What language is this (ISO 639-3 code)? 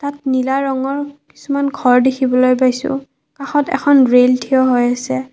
asm